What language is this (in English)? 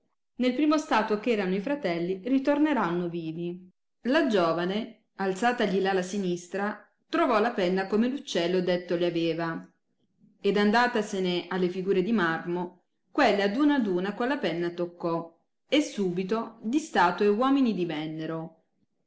Italian